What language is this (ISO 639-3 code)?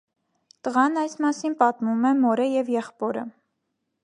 hye